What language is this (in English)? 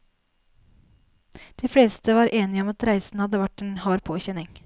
Norwegian